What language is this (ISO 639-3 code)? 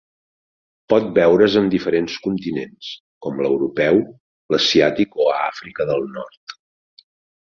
cat